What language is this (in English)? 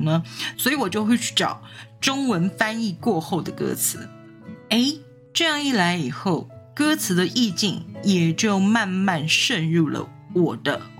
Chinese